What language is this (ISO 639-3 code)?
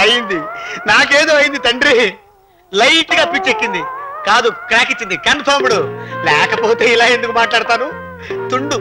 tel